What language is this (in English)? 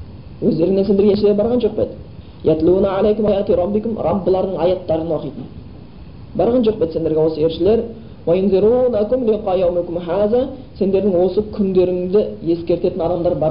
Bulgarian